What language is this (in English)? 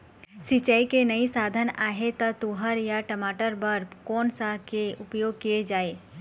Chhattisgarhi